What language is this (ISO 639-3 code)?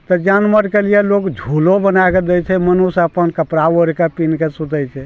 mai